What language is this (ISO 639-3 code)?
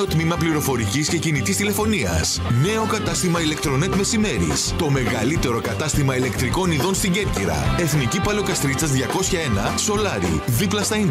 ell